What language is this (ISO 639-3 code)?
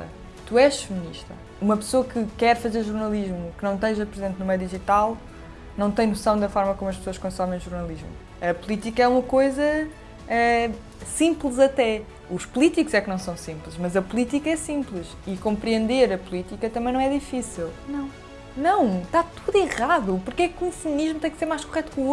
por